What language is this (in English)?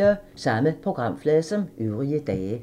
Danish